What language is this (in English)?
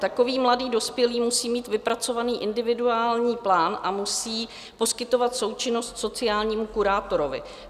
Czech